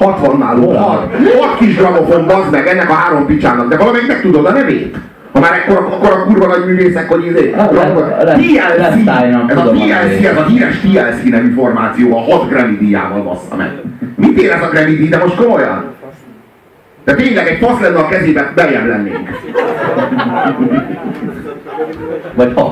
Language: Hungarian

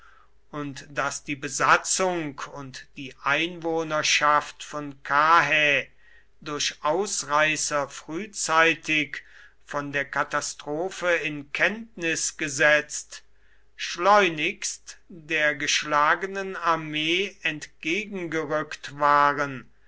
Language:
German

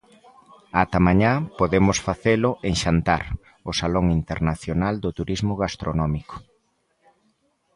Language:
Galician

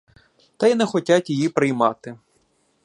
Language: Ukrainian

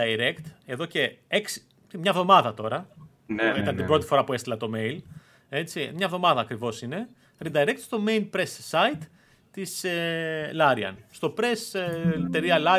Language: Greek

